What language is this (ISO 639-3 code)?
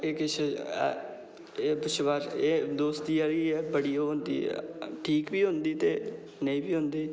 doi